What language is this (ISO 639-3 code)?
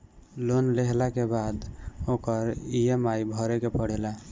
bho